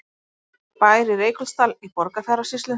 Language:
Icelandic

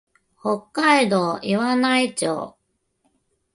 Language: Japanese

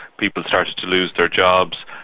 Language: English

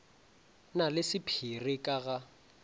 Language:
Northern Sotho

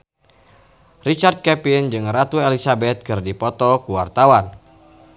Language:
Sundanese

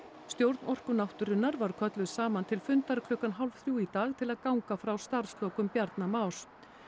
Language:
Icelandic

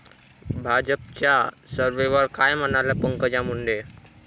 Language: Marathi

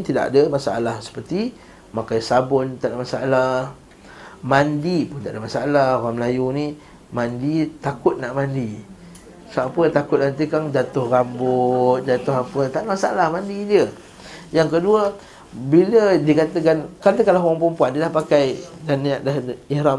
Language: Malay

